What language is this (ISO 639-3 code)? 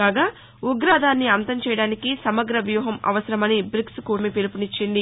tel